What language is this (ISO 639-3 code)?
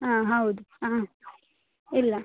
kan